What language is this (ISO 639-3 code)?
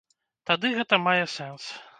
bel